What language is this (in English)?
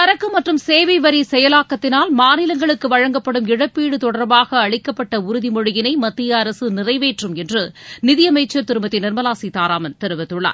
Tamil